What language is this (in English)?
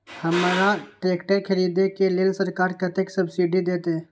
Maithili